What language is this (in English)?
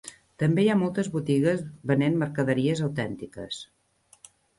Catalan